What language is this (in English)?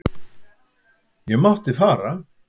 Icelandic